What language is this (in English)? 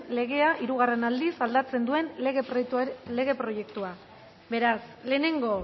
Basque